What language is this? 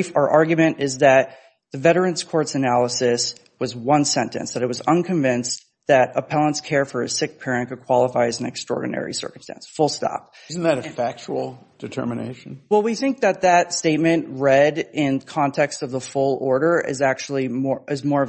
English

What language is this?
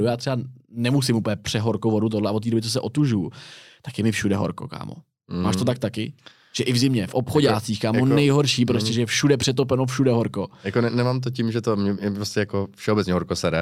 Czech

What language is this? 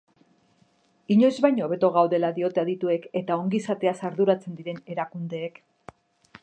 Basque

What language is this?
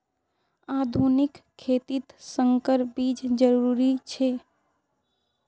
Magahi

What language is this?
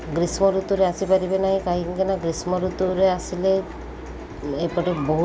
Odia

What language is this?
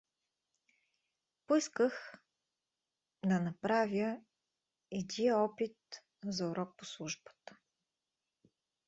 Bulgarian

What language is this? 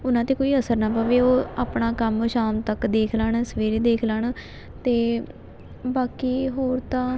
Punjabi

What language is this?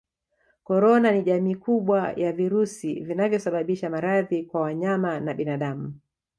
Swahili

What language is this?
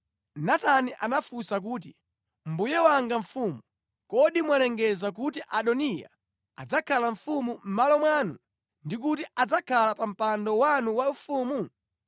Nyanja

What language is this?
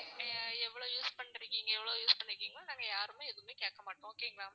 Tamil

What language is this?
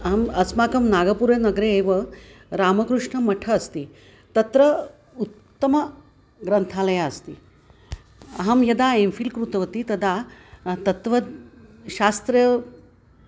Sanskrit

